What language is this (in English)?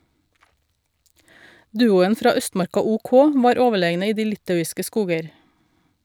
Norwegian